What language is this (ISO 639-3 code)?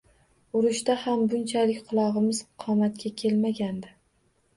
uzb